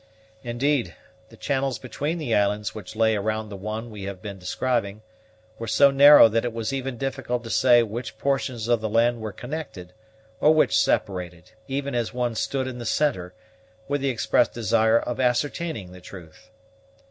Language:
English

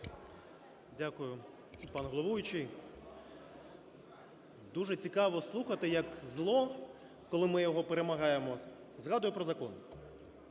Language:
Ukrainian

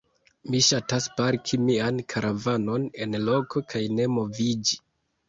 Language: Esperanto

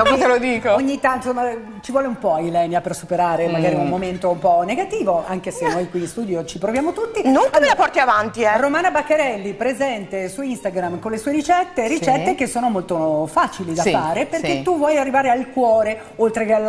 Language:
Italian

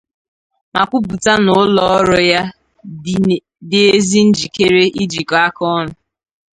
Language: Igbo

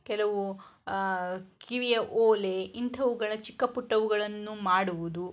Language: Kannada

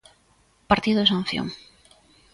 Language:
Galician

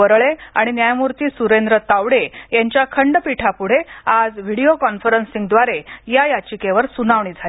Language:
Marathi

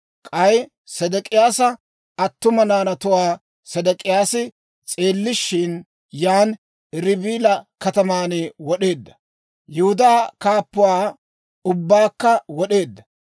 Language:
Dawro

